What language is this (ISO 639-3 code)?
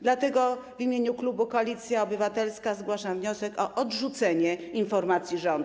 pol